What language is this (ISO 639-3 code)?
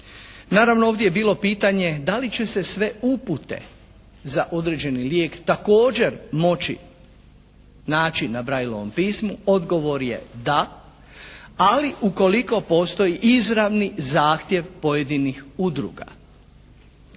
hrv